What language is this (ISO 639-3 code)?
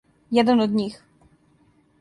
srp